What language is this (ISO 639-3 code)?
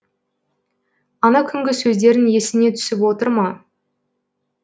kaz